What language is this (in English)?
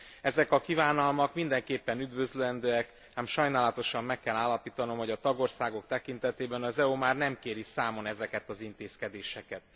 Hungarian